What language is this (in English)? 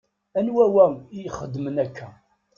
Kabyle